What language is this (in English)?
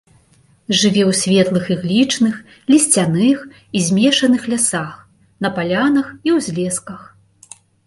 Belarusian